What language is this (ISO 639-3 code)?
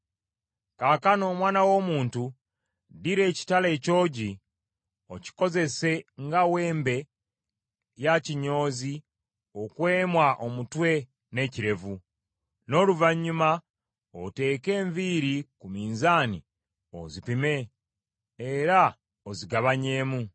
lug